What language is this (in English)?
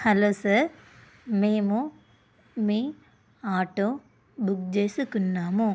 Telugu